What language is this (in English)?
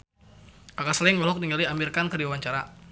Sundanese